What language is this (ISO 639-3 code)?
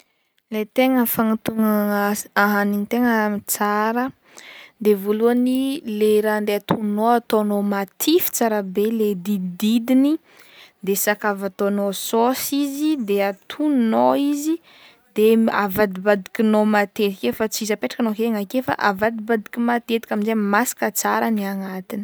bmm